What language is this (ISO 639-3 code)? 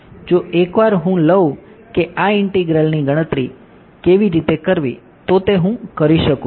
guj